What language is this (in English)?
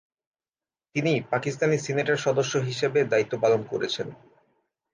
Bangla